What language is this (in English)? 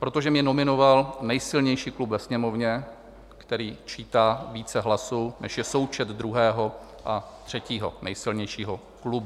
Czech